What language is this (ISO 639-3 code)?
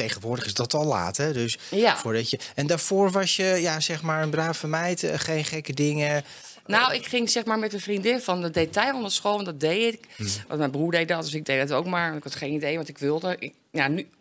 nld